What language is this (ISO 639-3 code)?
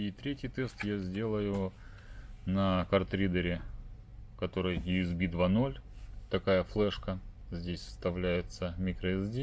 rus